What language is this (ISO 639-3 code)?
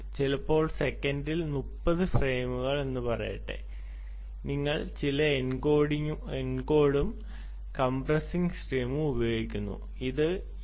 mal